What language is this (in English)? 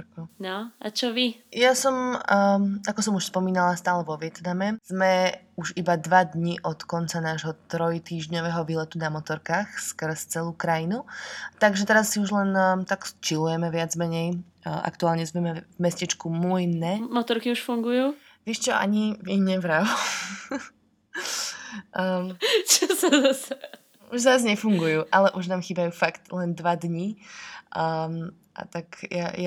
Slovak